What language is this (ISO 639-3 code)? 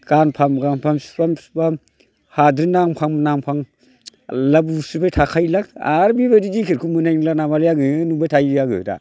brx